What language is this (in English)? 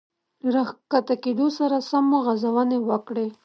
Pashto